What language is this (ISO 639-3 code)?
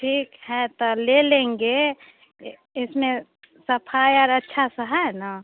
hin